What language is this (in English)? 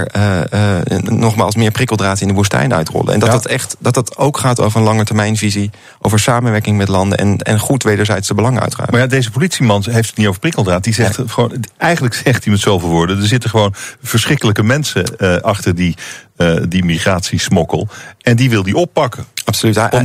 Dutch